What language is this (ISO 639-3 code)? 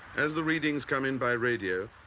eng